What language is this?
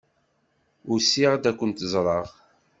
Kabyle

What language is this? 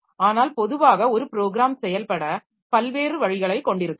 Tamil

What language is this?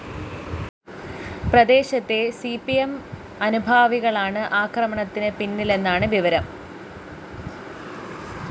Malayalam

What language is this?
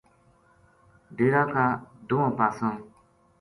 Gujari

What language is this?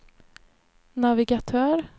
Swedish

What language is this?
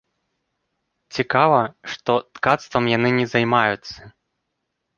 Belarusian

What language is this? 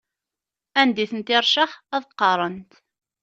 Kabyle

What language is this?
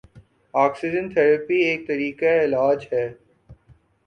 Urdu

